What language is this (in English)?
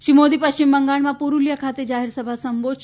Gujarati